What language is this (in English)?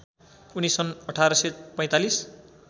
Nepali